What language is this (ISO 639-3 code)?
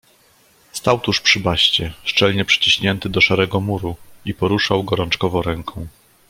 pol